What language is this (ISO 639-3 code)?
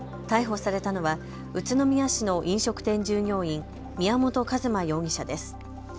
jpn